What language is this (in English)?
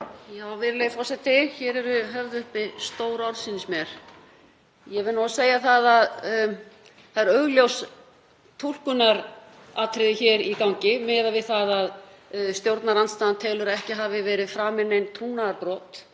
Icelandic